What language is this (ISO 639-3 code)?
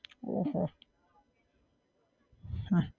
guj